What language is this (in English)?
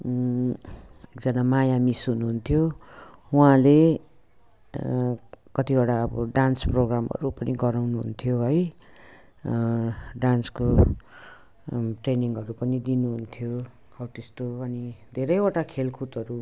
Nepali